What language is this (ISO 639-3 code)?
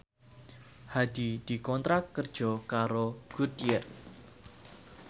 jav